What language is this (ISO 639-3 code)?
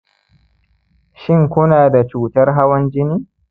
hau